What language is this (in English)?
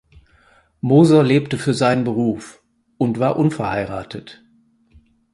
German